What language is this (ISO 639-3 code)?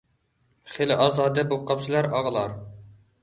uig